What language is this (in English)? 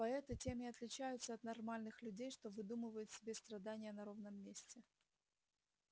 Russian